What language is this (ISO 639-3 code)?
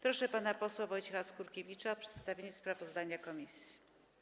pol